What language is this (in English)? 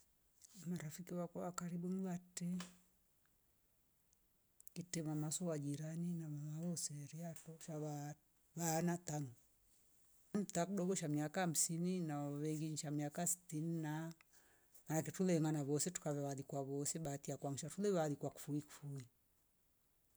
Rombo